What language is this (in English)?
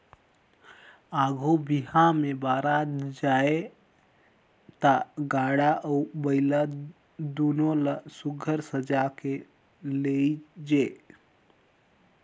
Chhattisgarhi